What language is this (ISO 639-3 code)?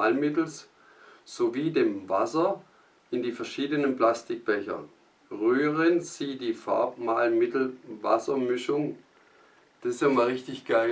deu